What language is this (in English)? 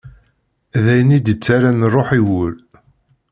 Kabyle